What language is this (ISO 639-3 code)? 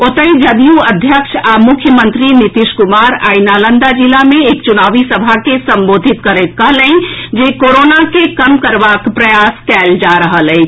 mai